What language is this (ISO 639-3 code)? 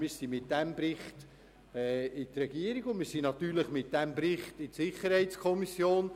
gsw